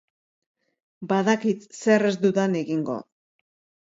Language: Basque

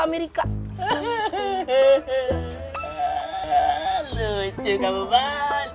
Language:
Indonesian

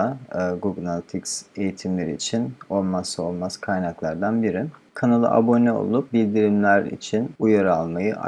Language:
Turkish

